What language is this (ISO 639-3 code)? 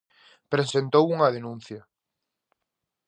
glg